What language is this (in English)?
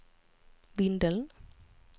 Swedish